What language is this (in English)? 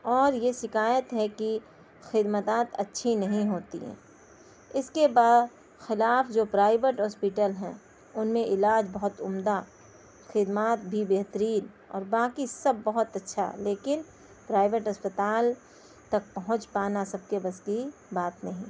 Urdu